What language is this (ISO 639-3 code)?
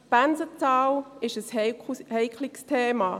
gsw